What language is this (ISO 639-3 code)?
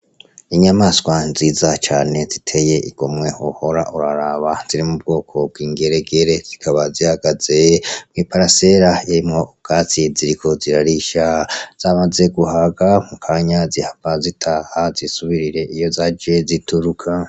run